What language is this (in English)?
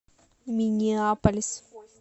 Russian